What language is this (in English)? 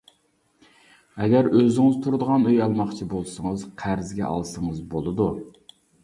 Uyghur